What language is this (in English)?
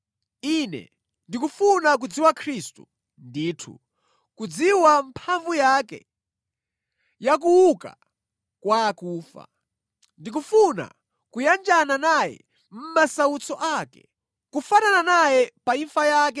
Nyanja